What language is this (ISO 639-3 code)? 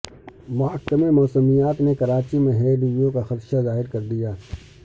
urd